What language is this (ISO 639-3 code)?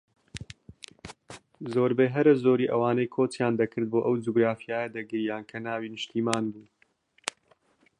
ckb